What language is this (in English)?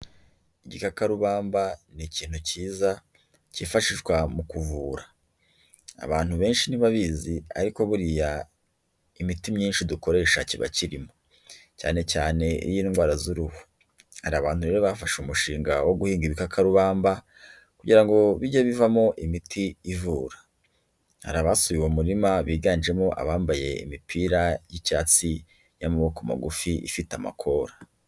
Kinyarwanda